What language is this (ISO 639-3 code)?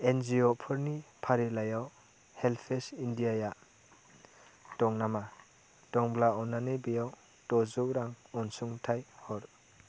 brx